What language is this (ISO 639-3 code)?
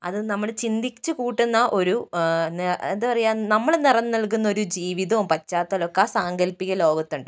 mal